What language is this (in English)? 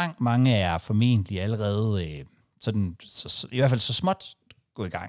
Danish